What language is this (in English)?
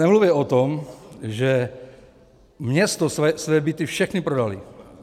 Czech